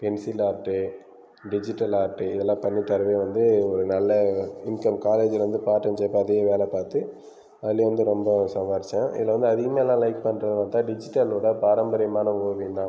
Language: Tamil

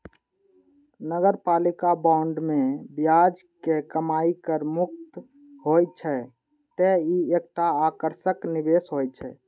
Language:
Maithili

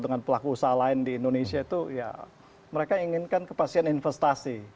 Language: Indonesian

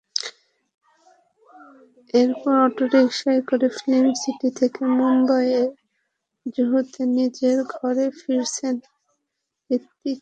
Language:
Bangla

